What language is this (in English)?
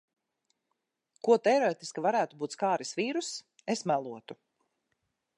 Latvian